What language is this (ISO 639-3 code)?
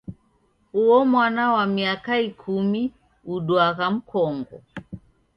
dav